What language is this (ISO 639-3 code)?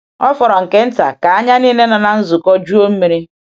ibo